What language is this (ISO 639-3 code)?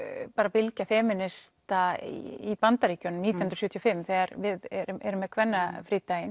isl